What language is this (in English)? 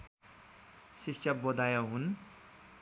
Nepali